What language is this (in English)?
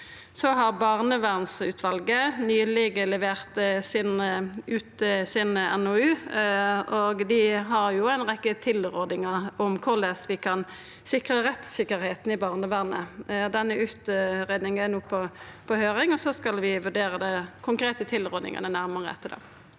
Norwegian